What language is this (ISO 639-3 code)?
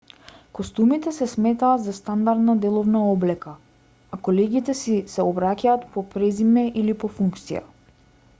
mkd